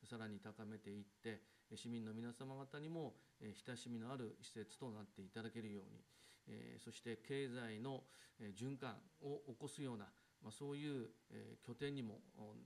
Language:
Japanese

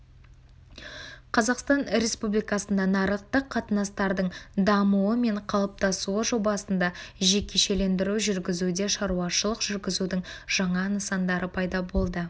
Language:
Kazakh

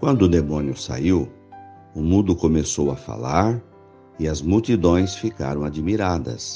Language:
Portuguese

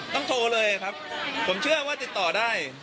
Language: Thai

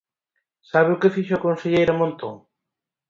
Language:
Galician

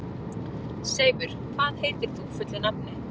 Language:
Icelandic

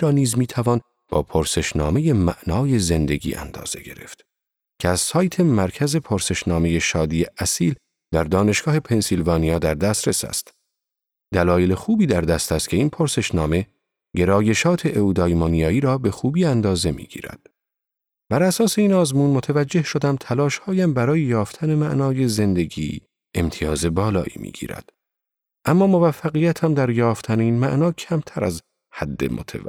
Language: Persian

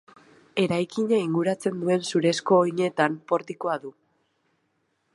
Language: Basque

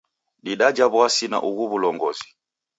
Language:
Taita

